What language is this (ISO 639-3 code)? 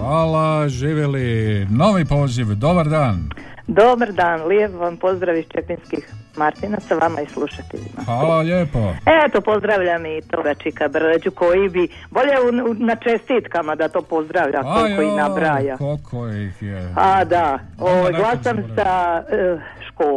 hrv